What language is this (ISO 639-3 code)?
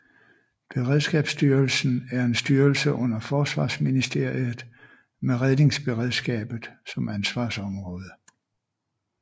dan